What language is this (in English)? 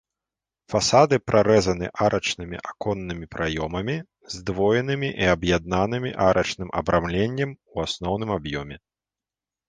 Belarusian